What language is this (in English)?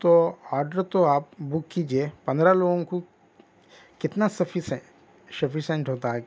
Urdu